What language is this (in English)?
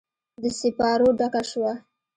Pashto